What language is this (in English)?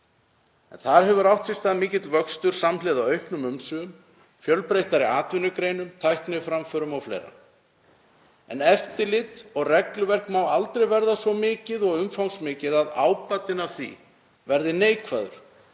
Icelandic